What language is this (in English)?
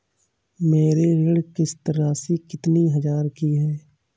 Hindi